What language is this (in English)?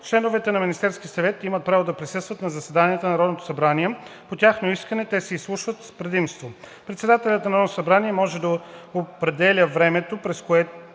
Bulgarian